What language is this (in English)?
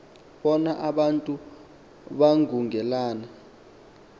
Xhosa